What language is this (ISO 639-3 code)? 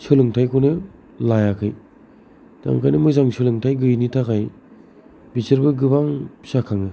brx